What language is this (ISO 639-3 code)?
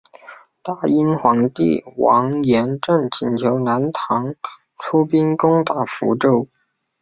zho